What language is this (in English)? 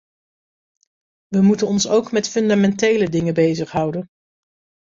Dutch